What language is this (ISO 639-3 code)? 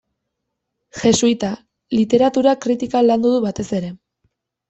eus